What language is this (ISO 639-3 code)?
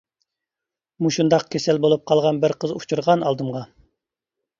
uig